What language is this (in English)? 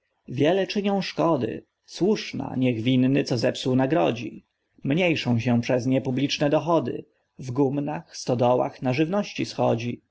Polish